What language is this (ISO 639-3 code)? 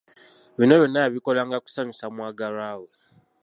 lug